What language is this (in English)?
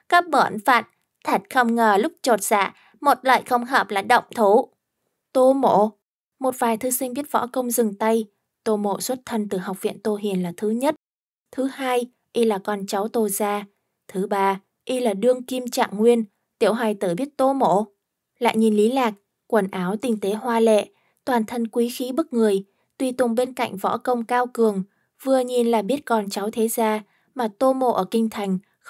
Vietnamese